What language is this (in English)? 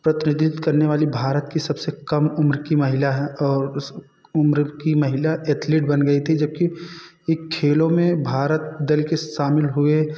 Hindi